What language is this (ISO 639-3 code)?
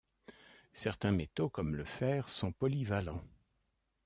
fra